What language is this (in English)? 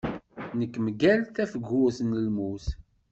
Kabyle